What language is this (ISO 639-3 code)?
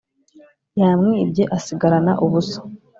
kin